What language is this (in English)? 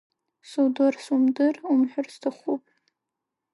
Abkhazian